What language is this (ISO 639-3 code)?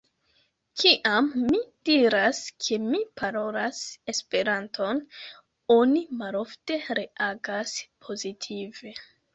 epo